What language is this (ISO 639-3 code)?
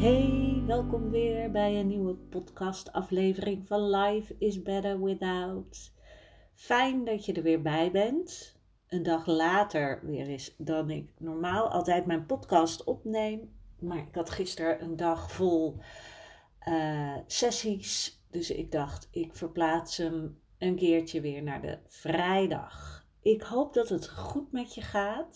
nld